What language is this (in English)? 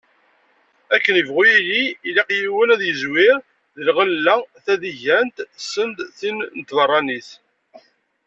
Kabyle